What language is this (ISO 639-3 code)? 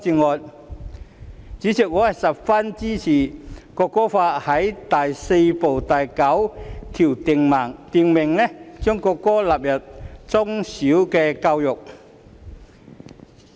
yue